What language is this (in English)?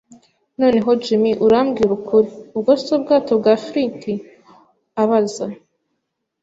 Kinyarwanda